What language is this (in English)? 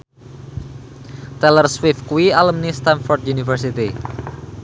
Javanese